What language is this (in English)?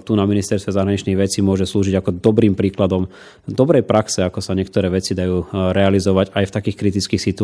Slovak